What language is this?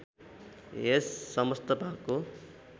Nepali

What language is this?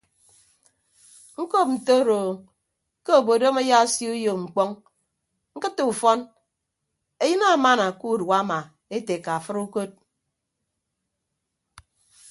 Ibibio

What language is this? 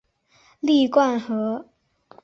Chinese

